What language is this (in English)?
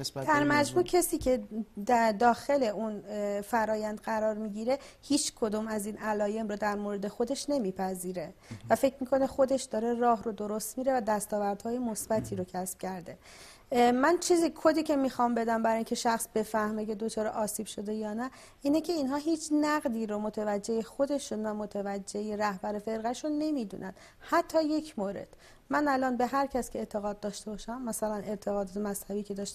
Persian